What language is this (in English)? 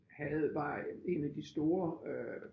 Danish